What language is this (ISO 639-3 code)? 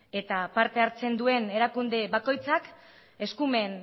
eus